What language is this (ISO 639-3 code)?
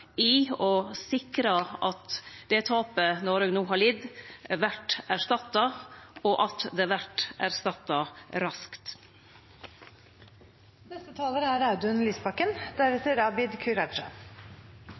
nno